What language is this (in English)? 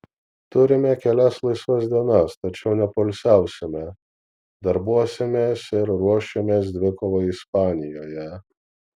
Lithuanian